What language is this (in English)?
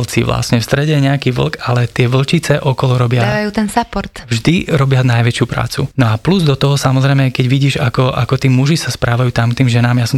Slovak